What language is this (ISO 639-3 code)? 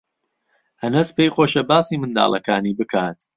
ckb